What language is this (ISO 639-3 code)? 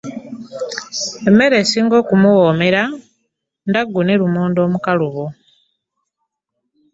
lug